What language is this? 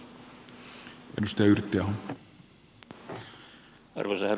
Finnish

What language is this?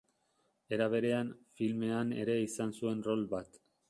Basque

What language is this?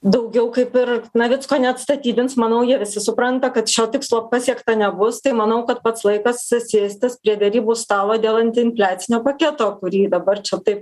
Lithuanian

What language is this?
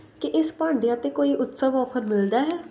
Punjabi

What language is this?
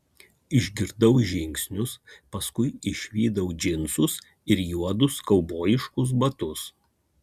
Lithuanian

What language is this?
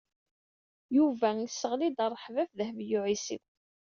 Kabyle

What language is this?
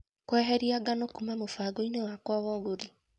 Kikuyu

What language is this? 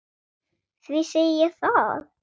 Icelandic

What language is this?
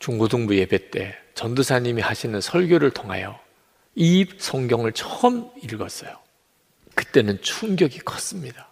Korean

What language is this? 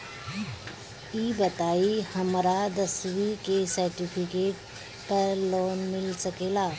Bhojpuri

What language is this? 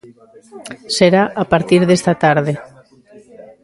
Galician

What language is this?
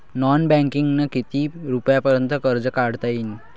Marathi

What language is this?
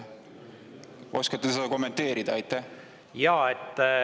Estonian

